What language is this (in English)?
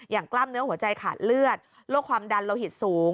Thai